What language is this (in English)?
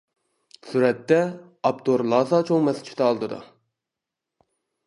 Uyghur